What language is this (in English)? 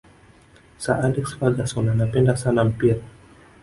Swahili